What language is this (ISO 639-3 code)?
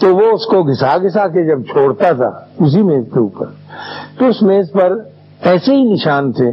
urd